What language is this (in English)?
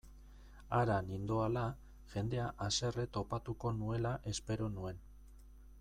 Basque